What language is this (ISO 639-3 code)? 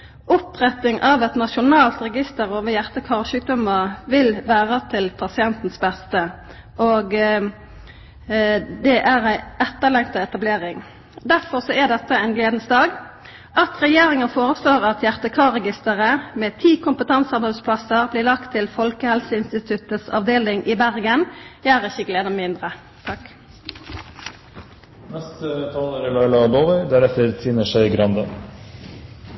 nno